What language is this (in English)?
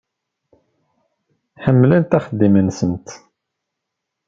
Kabyle